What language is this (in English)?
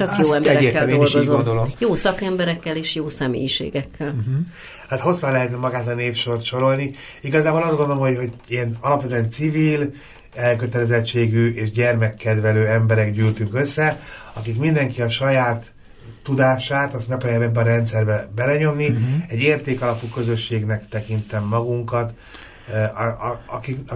Hungarian